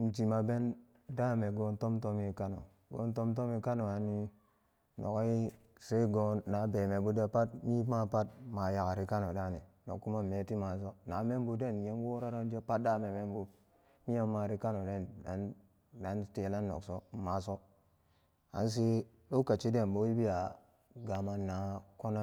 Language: Samba Daka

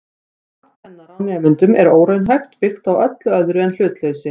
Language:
Icelandic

